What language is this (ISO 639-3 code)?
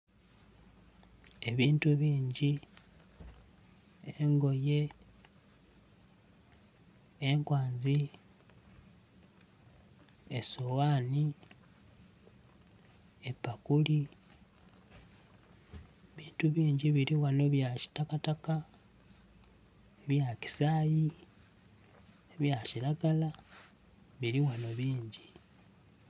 xog